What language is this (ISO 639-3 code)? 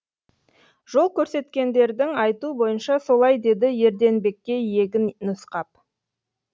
kaz